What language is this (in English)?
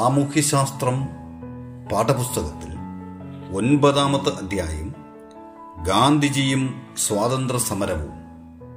Malayalam